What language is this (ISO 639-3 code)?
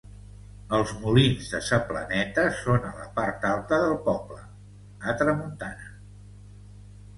cat